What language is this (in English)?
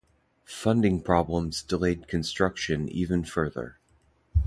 English